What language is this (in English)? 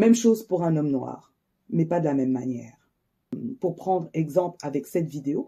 French